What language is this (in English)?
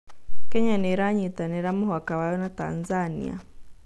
Kikuyu